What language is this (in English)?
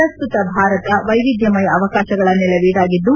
Kannada